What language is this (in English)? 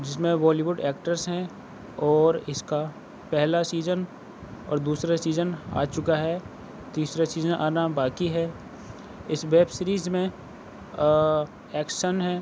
Urdu